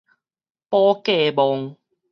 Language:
Min Nan Chinese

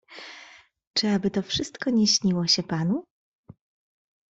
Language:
Polish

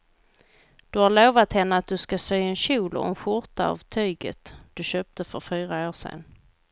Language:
Swedish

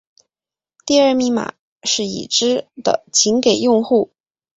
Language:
Chinese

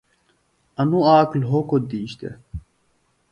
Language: Phalura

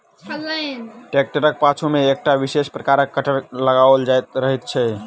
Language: Maithili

